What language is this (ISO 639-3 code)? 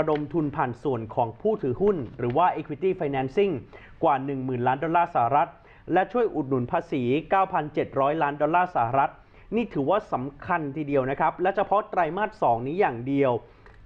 tha